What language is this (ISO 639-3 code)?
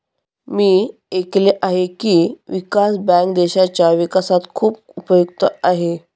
mar